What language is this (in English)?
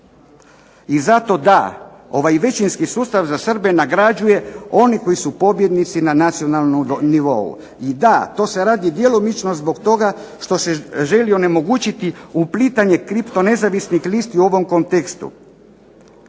Croatian